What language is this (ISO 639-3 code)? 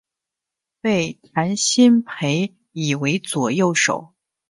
zho